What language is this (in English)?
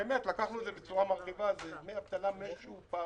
Hebrew